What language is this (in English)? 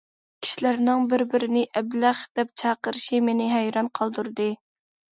Uyghur